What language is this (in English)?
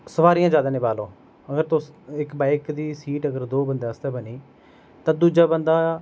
Dogri